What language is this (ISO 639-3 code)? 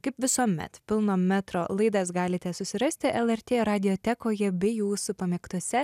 lit